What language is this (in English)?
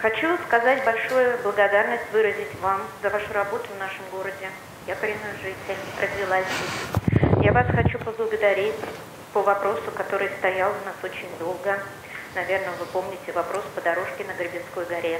Russian